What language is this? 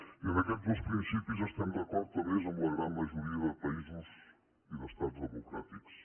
Catalan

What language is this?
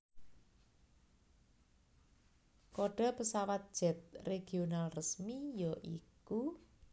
Javanese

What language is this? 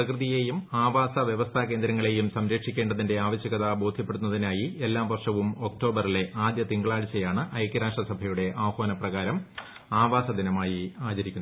Malayalam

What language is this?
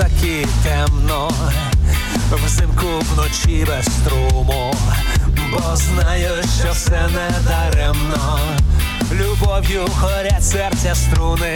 Ukrainian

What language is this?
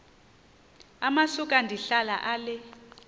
Xhosa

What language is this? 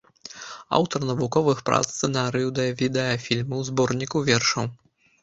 Belarusian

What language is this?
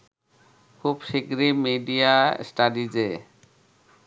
Bangla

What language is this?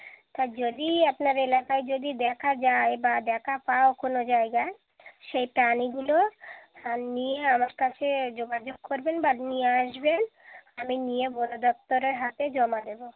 Bangla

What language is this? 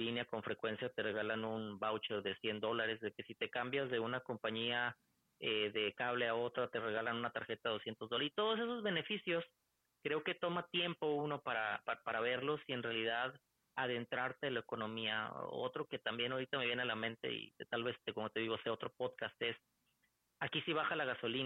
Spanish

